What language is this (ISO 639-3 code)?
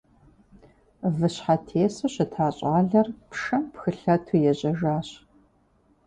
kbd